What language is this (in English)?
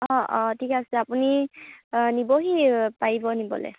Assamese